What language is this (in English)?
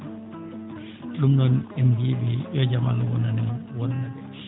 Fula